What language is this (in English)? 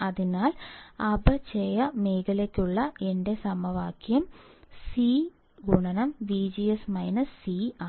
Malayalam